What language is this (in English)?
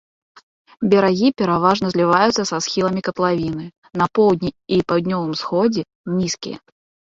Belarusian